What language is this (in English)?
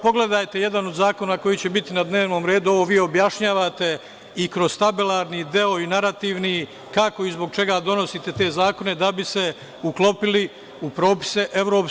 Serbian